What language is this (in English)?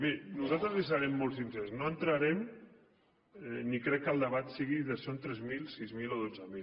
Catalan